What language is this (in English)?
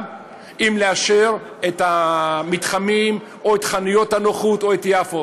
Hebrew